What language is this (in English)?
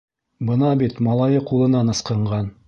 Bashkir